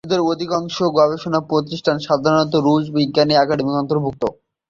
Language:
Bangla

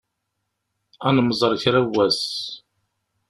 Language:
Kabyle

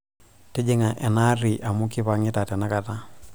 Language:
Masai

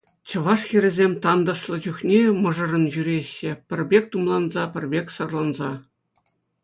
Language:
Chuvash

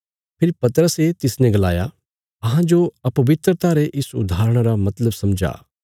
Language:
Bilaspuri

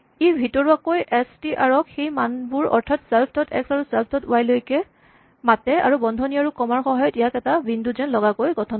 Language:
Assamese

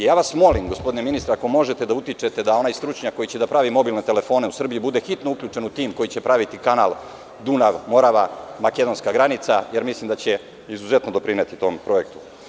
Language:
Serbian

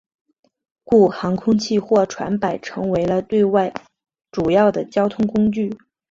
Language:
Chinese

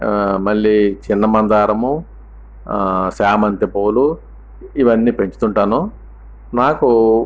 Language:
Telugu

